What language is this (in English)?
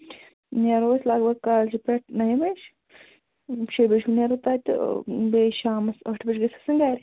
Kashmiri